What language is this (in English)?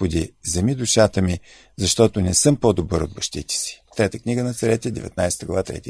Bulgarian